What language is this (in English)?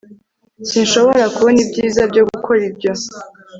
Kinyarwanda